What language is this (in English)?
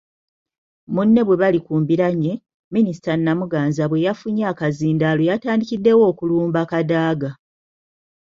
Ganda